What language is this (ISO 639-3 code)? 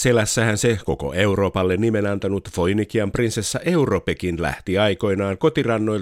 fin